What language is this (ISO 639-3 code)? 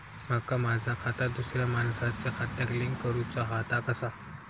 mar